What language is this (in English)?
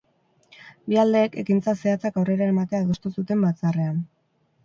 Basque